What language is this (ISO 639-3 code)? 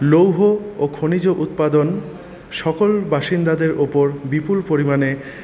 ben